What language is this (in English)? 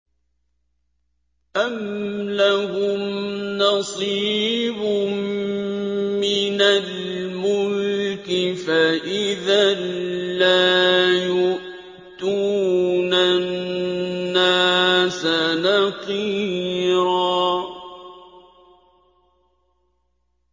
Arabic